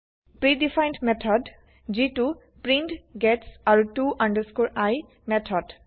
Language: Assamese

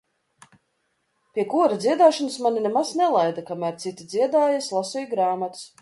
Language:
Latvian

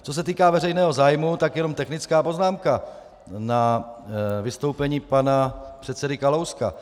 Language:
Czech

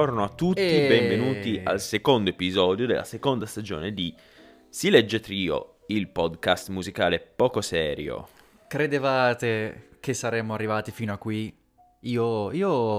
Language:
Italian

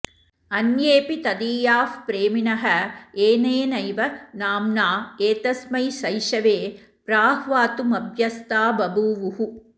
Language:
Sanskrit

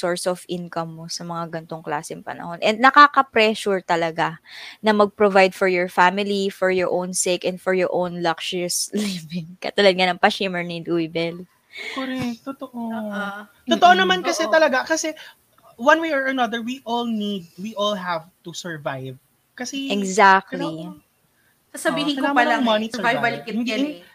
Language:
Filipino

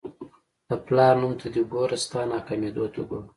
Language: Pashto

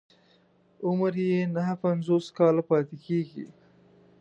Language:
Pashto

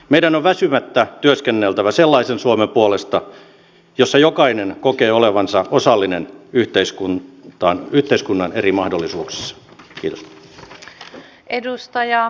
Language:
Finnish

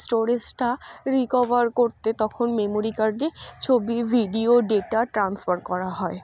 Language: Bangla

